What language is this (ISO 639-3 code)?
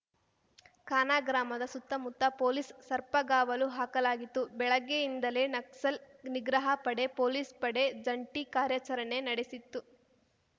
kan